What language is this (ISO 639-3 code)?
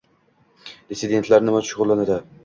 uzb